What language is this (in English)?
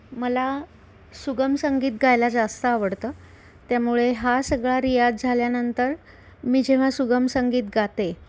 Marathi